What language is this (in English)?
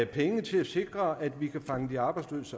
Danish